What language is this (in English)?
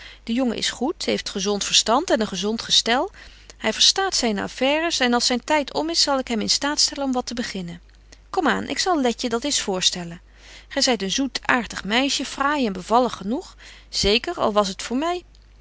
Dutch